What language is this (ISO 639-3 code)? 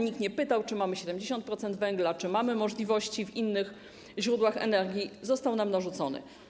pol